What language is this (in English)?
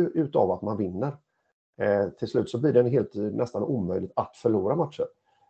Swedish